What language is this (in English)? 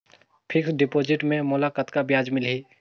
Chhattisgarhi